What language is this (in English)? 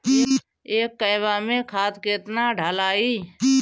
Bhojpuri